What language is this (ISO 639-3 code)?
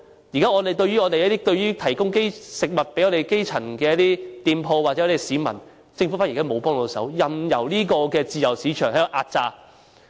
yue